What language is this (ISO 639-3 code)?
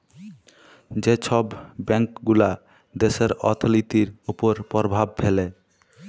ben